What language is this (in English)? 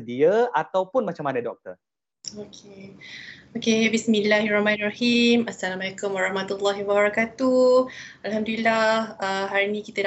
Malay